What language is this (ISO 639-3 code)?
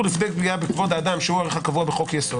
heb